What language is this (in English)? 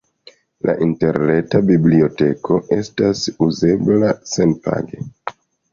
Esperanto